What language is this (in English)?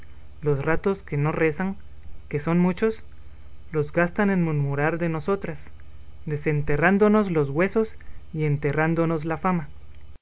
Spanish